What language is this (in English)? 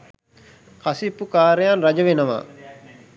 Sinhala